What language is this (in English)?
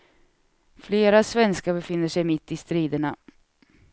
Swedish